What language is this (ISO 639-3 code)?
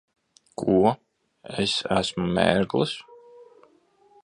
lav